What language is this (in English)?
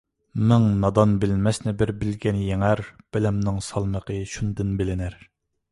Uyghur